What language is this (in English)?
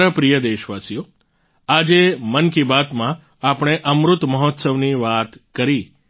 Gujarati